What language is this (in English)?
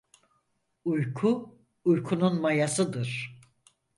Turkish